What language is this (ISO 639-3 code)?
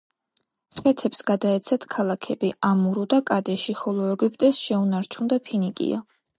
kat